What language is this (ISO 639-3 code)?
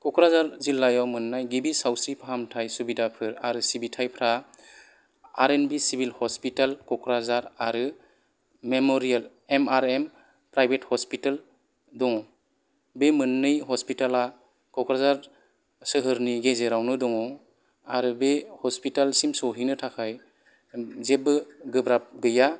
brx